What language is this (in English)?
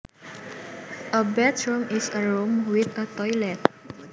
Javanese